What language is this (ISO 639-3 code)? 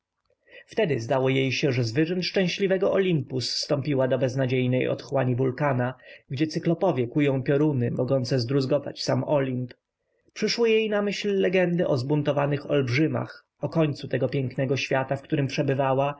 pol